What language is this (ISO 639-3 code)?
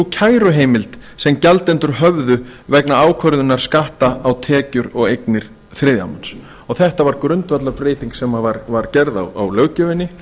isl